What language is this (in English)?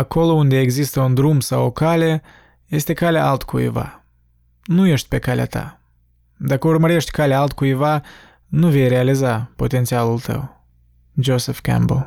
Romanian